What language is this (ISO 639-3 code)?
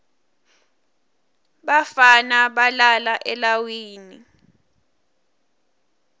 ssw